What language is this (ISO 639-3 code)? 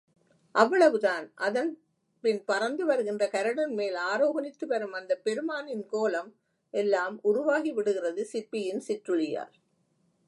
tam